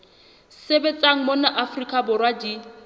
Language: Southern Sotho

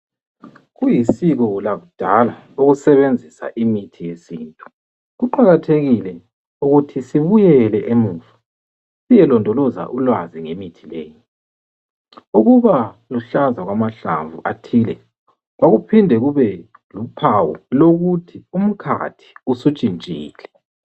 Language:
North Ndebele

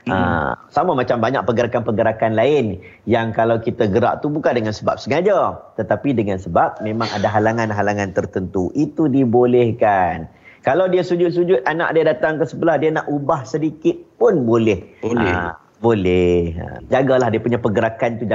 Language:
Malay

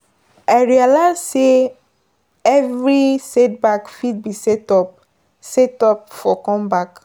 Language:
Nigerian Pidgin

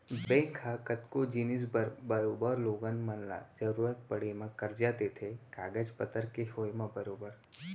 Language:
Chhattisgarhi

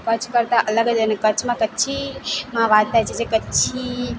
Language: Gujarati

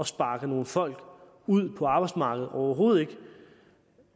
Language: Danish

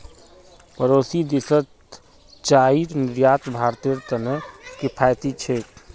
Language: Magahi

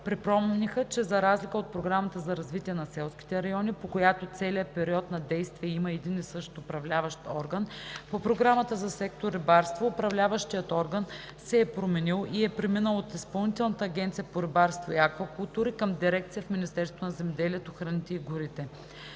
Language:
Bulgarian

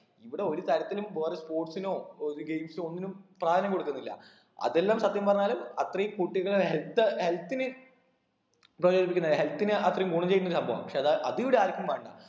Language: Malayalam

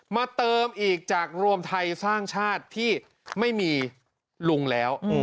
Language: Thai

